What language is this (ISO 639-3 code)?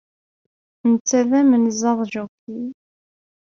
kab